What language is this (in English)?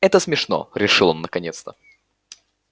Russian